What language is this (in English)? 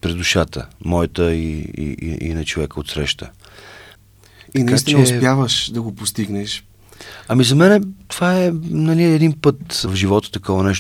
Bulgarian